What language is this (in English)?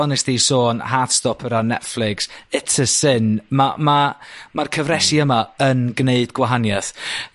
Welsh